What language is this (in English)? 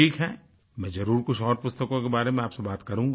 Hindi